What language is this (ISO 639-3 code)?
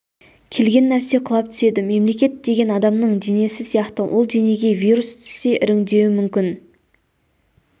kaz